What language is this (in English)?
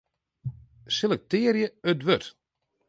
Western Frisian